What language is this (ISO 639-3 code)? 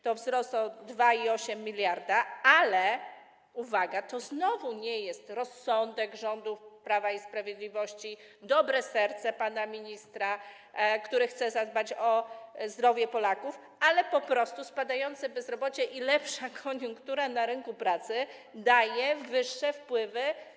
pol